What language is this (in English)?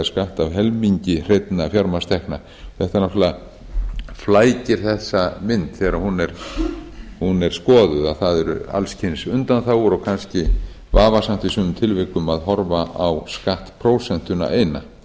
Icelandic